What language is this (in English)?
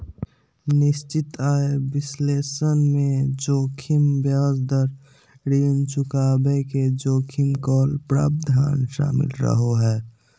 Magahi